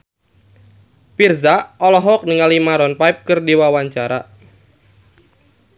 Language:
Sundanese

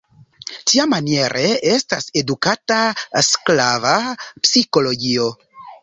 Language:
Esperanto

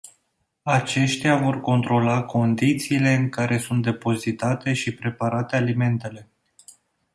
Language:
Romanian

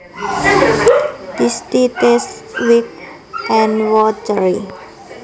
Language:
Javanese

